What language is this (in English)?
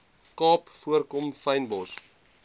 Afrikaans